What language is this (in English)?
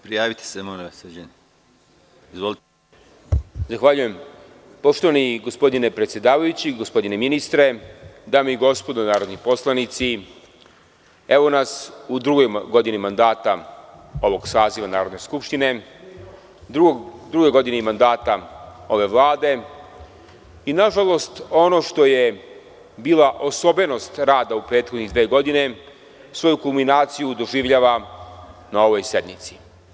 Serbian